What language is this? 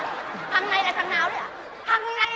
Vietnamese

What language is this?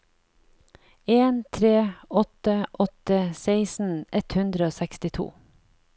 Norwegian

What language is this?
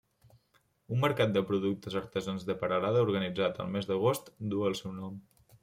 Catalan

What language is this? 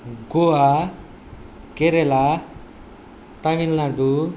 Nepali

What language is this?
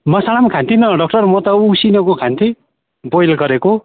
Nepali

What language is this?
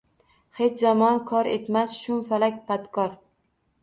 Uzbek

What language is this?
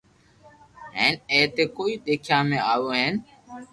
Loarki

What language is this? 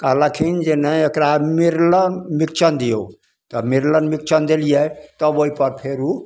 Maithili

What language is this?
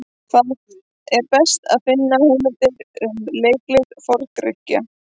Icelandic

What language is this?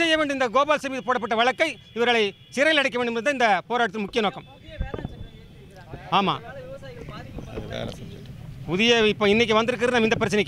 Romanian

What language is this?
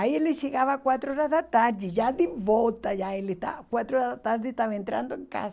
Portuguese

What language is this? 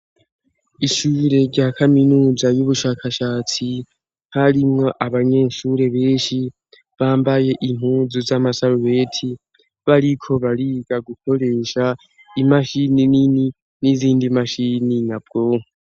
Rundi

